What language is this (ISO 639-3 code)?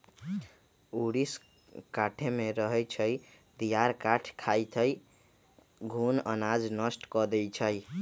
mag